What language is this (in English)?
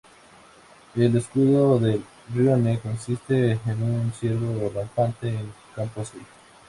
Spanish